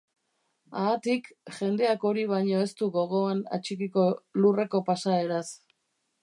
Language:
Basque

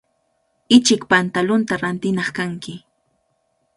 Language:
Cajatambo North Lima Quechua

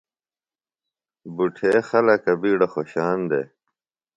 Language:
Phalura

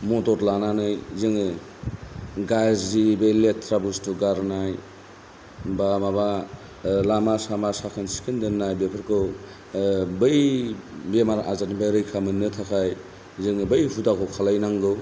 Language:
Bodo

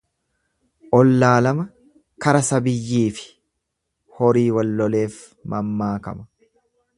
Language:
Oromo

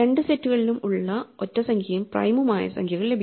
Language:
Malayalam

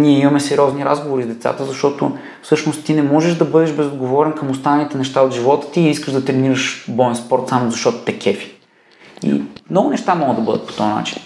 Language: Bulgarian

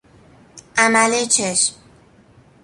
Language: Persian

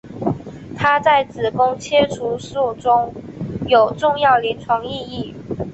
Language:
Chinese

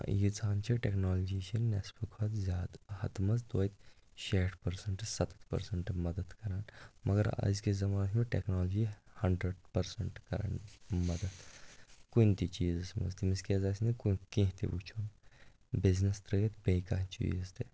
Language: Kashmiri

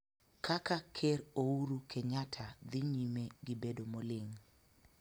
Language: Luo (Kenya and Tanzania)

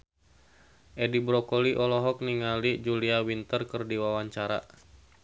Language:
Sundanese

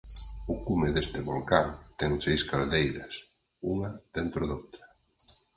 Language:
Galician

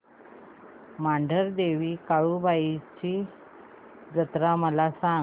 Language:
Marathi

